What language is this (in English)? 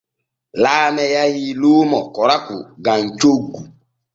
Borgu Fulfulde